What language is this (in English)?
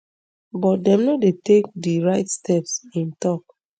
Nigerian Pidgin